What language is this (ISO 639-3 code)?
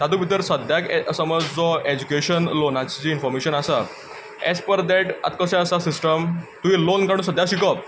kok